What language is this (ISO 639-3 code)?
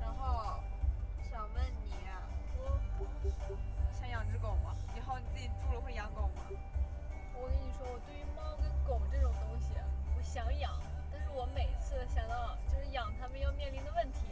zho